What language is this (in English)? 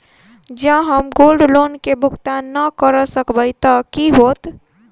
Maithili